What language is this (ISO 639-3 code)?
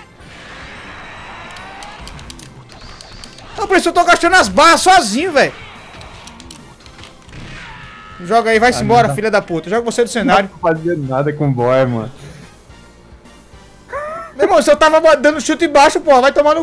por